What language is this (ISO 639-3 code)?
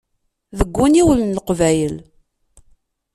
kab